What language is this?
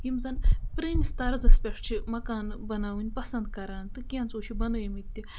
Kashmiri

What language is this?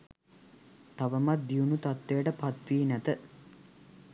Sinhala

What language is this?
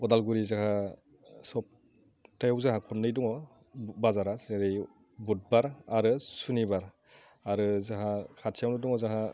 Bodo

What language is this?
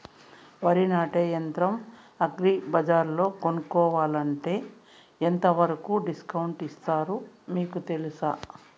Telugu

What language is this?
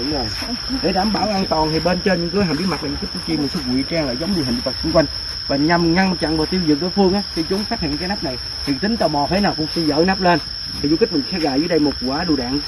Vietnamese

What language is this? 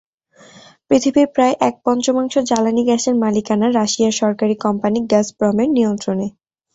Bangla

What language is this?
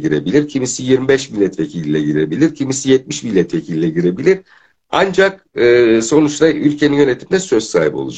Turkish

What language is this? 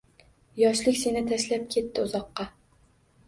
Uzbek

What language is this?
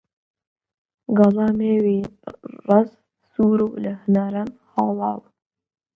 Central Kurdish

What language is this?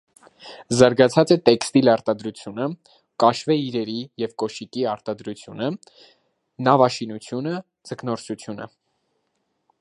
Armenian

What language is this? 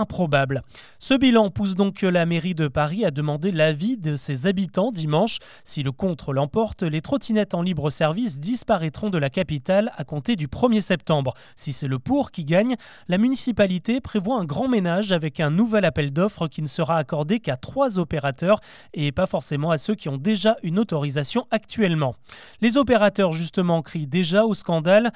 French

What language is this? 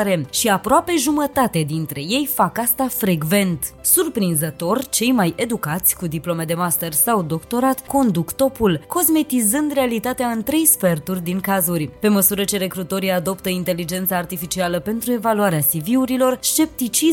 Romanian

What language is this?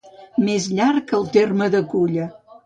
Catalan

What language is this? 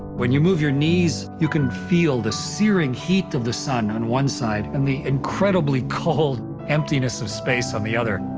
English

